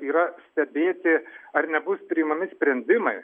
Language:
Lithuanian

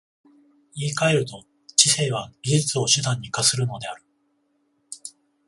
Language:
Japanese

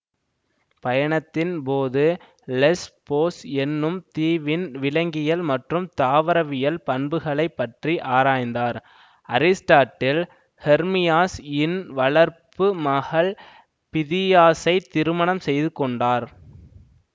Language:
Tamil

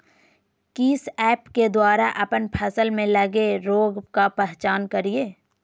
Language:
Magahi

